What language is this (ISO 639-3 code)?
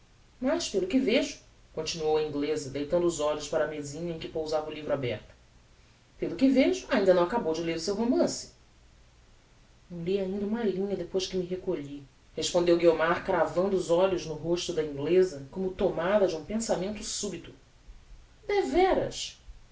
por